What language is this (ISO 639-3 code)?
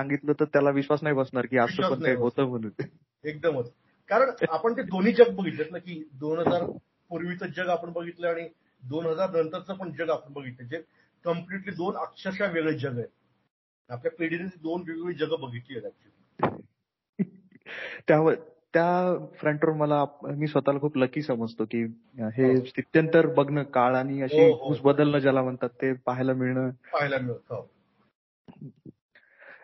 mar